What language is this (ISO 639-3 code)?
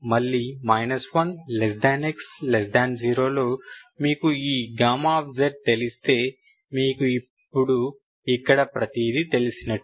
tel